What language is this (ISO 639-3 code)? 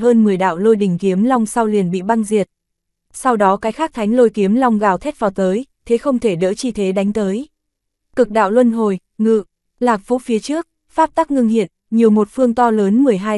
vie